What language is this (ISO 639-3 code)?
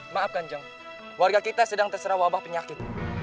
ind